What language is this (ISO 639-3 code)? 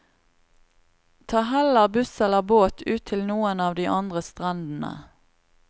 nor